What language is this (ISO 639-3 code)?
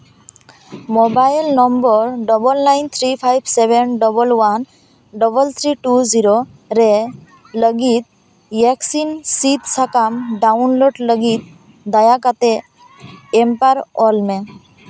sat